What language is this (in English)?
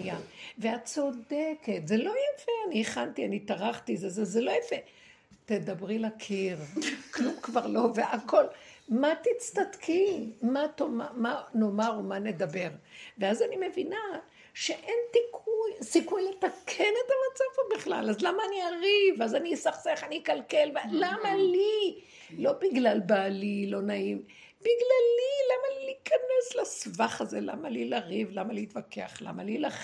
Hebrew